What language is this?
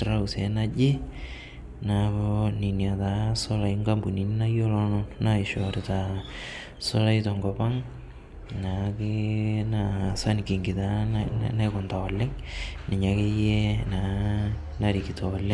Masai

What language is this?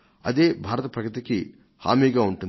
Telugu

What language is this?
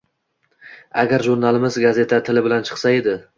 Uzbek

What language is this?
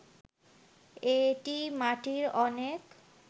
Bangla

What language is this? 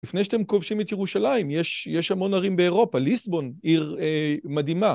Hebrew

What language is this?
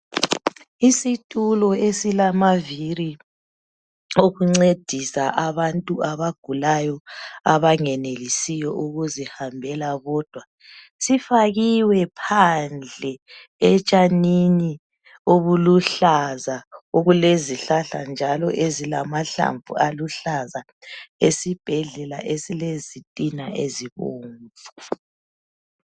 North Ndebele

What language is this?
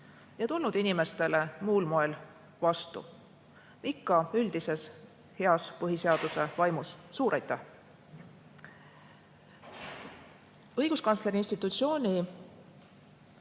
Estonian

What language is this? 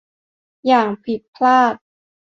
Thai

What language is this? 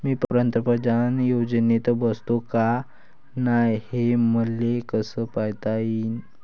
Marathi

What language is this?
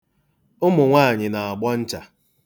Igbo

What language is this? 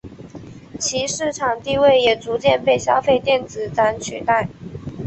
Chinese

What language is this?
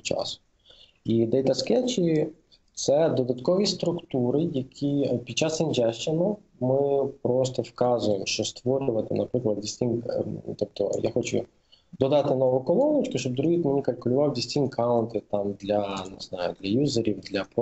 Ukrainian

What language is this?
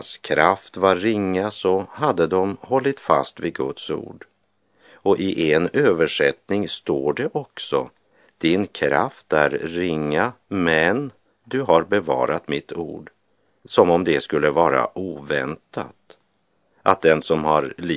Swedish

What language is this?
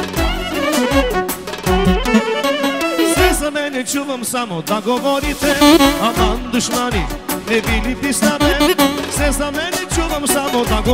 Bulgarian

